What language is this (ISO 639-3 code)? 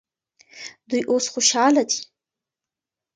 pus